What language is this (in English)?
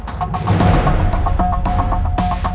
Indonesian